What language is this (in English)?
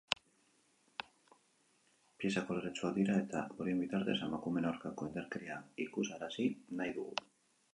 Basque